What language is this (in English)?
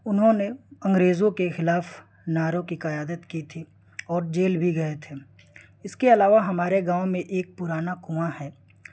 Urdu